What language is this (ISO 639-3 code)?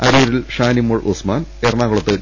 mal